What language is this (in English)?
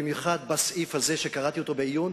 Hebrew